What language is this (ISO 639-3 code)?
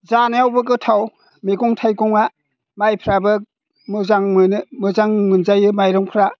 brx